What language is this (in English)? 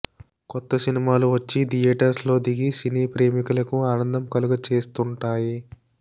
Telugu